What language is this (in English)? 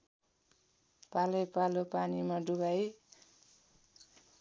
Nepali